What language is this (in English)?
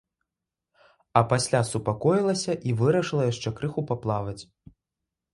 Belarusian